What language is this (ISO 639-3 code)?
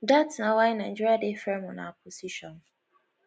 pcm